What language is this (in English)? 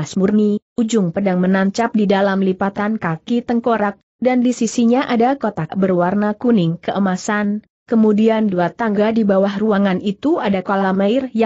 Indonesian